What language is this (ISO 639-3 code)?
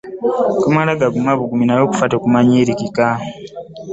lug